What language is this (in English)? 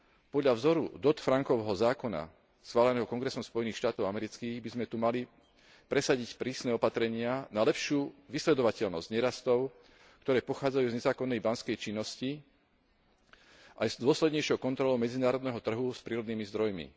Slovak